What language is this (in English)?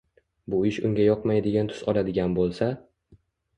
Uzbek